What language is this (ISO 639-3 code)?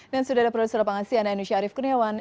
ind